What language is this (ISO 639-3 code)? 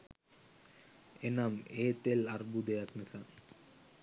sin